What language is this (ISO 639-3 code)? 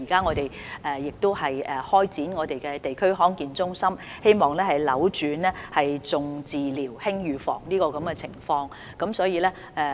yue